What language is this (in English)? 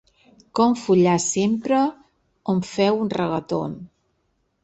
Catalan